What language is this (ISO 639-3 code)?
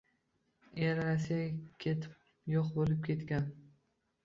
uzb